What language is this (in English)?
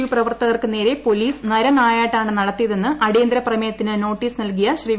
Malayalam